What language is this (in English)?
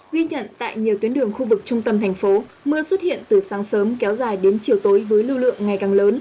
Vietnamese